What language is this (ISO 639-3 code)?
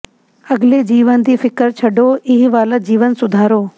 pan